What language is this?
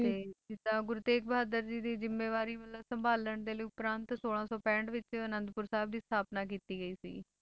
Punjabi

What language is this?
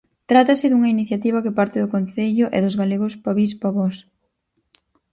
Galician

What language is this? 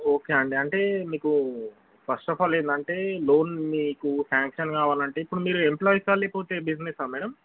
Telugu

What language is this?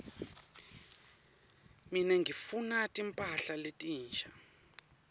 Swati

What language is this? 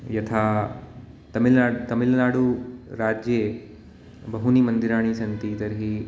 Sanskrit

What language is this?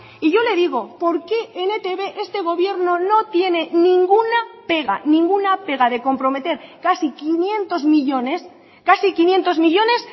Spanish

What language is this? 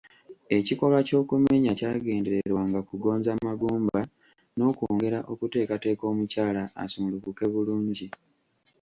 Ganda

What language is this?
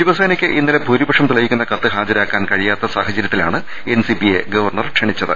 Malayalam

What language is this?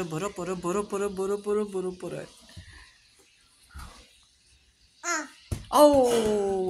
Romanian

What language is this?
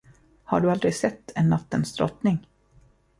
Swedish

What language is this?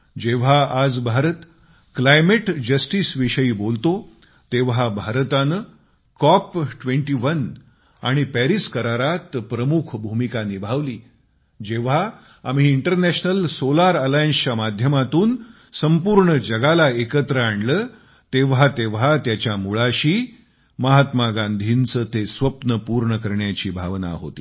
Marathi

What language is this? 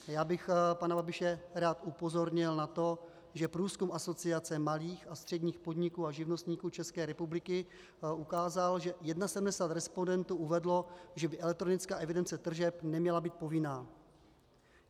Czech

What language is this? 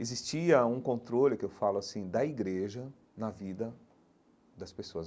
Portuguese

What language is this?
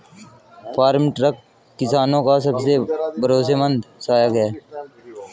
Hindi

